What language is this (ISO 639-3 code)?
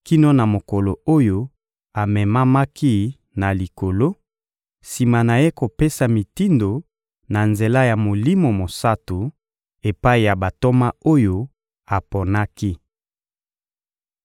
lin